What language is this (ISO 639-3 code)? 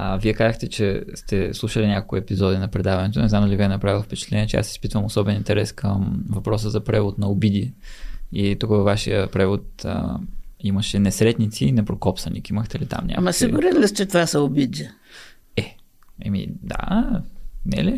bul